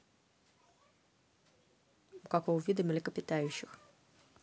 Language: Russian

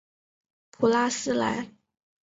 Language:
Chinese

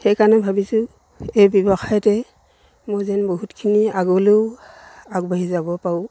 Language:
Assamese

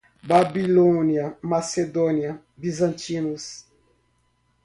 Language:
Portuguese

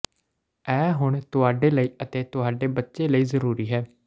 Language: Punjabi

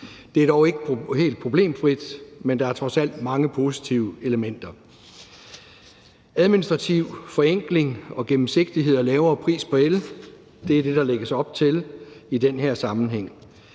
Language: Danish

